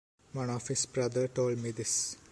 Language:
English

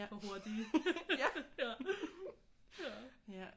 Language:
Danish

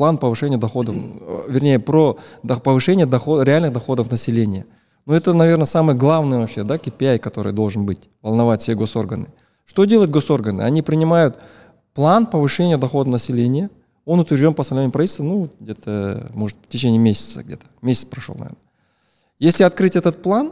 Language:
Russian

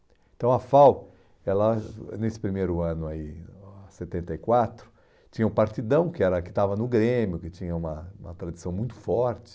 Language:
Portuguese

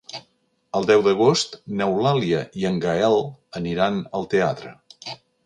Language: Catalan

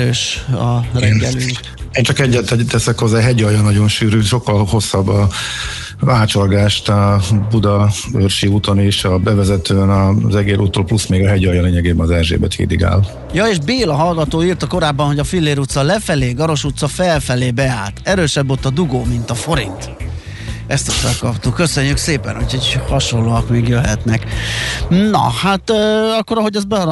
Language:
Hungarian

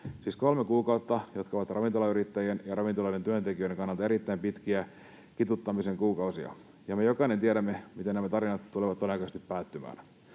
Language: Finnish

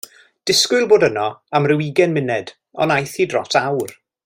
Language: Welsh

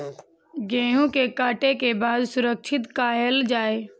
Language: Maithili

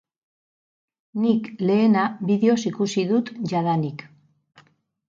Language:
Basque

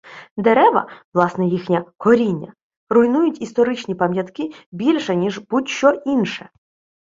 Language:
Ukrainian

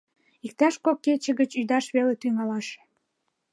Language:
Mari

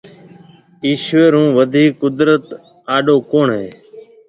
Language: Marwari (Pakistan)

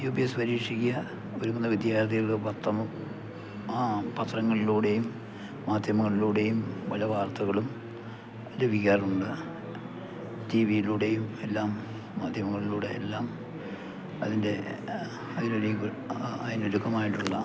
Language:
Malayalam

